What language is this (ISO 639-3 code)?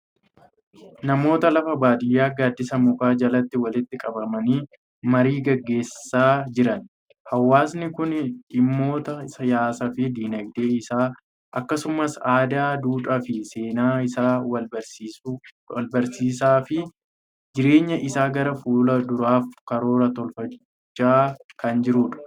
orm